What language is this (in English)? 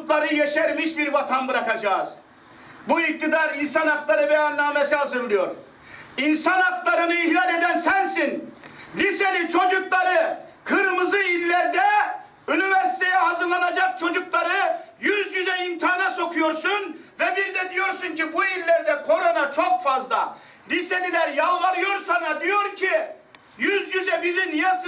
Turkish